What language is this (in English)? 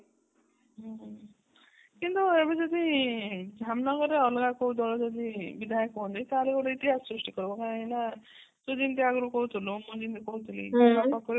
Odia